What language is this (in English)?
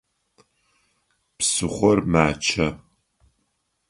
Adyghe